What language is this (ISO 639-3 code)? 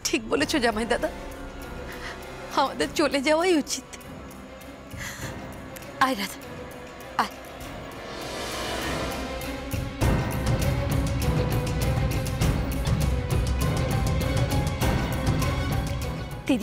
ben